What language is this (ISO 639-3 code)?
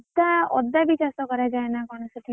ori